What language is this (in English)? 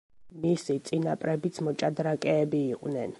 Georgian